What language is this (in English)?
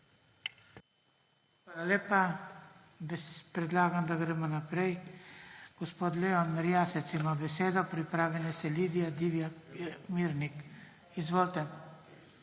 Slovenian